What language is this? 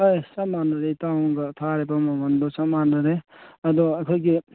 Manipuri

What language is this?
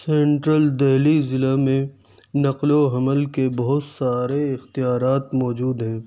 Urdu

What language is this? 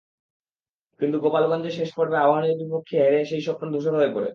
Bangla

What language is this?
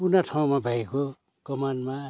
Nepali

